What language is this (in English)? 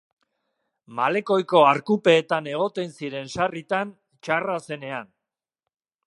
Basque